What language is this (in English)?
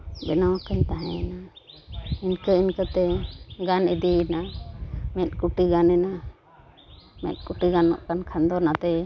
Santali